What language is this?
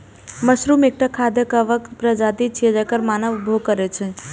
Maithili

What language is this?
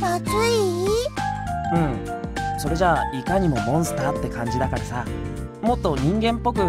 Japanese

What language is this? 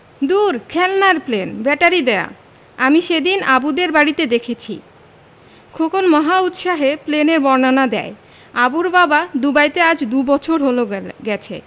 Bangla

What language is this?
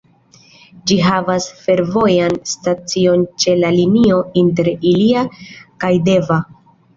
Esperanto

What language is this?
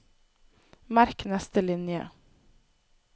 Norwegian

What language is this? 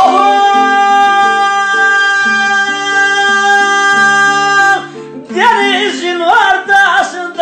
Turkish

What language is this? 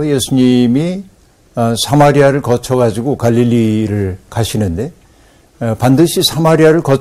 Korean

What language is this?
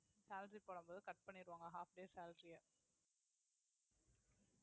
Tamil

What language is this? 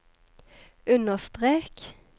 Norwegian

